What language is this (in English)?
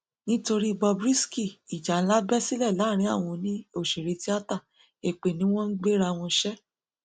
Yoruba